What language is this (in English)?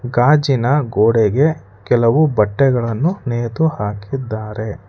Kannada